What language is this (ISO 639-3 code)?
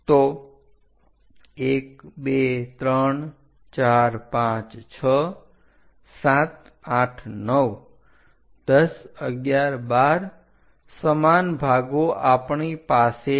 guj